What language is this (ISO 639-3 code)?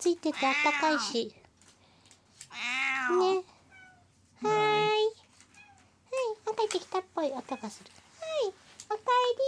jpn